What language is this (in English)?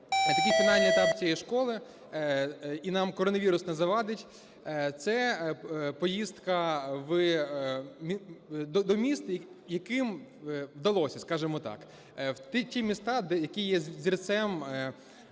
Ukrainian